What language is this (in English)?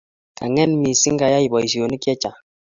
Kalenjin